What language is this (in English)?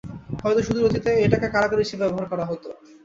Bangla